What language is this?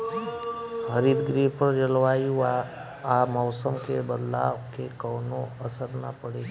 Bhojpuri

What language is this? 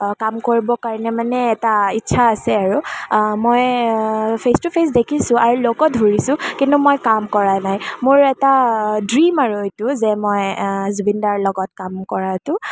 Assamese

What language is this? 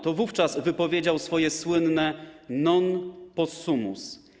Polish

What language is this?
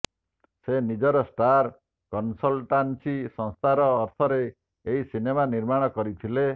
Odia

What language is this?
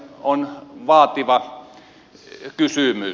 Finnish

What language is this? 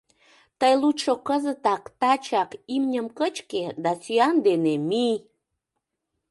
Mari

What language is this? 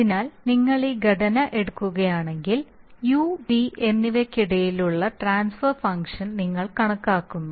Malayalam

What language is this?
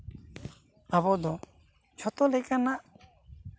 Santali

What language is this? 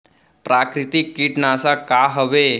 Chhattisgarhi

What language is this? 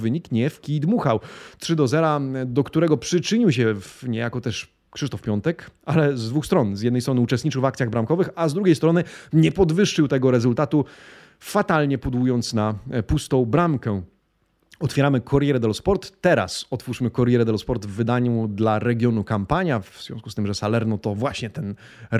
Polish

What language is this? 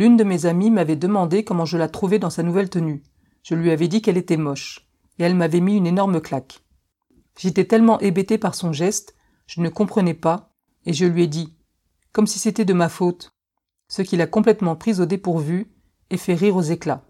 French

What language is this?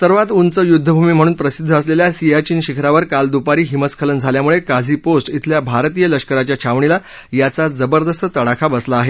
Marathi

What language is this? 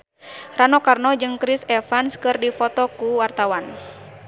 Sundanese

